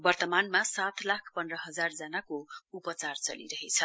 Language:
Nepali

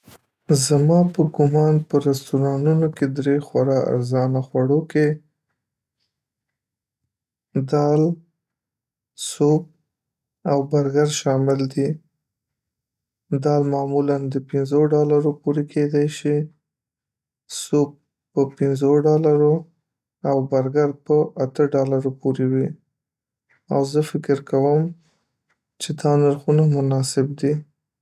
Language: Pashto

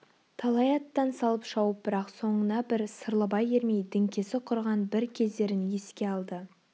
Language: Kazakh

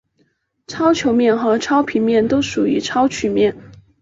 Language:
Chinese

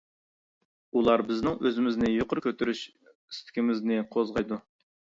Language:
Uyghur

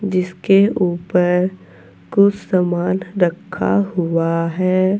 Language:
Hindi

